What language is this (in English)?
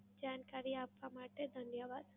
Gujarati